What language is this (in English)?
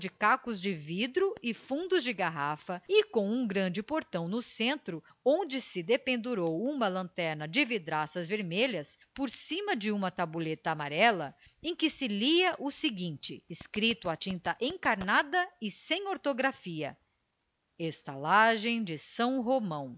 Portuguese